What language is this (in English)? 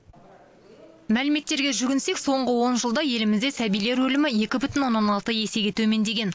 Kazakh